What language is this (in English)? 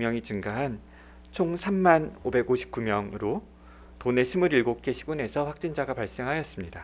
Korean